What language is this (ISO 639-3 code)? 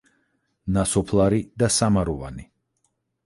kat